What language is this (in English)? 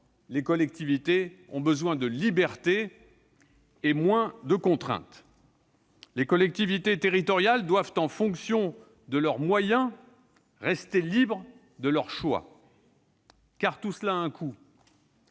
French